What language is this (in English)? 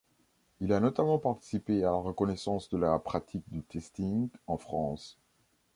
French